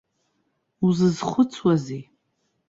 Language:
Abkhazian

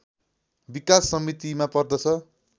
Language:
Nepali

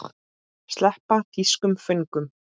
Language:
Icelandic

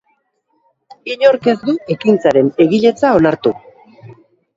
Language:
Basque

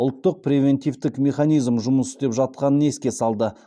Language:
Kazakh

